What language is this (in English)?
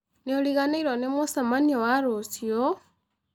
Kikuyu